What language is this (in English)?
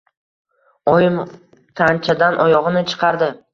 Uzbek